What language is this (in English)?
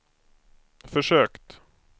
Swedish